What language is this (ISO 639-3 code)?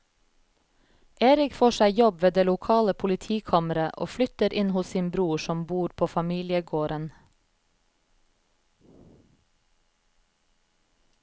nor